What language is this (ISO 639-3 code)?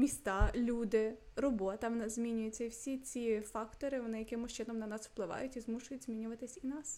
ukr